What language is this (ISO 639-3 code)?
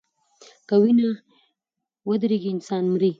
pus